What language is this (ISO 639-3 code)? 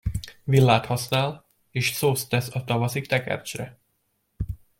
hun